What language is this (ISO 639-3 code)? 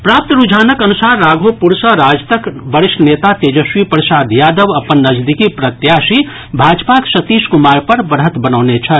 mai